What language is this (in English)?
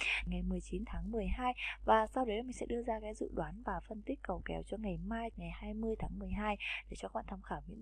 Vietnamese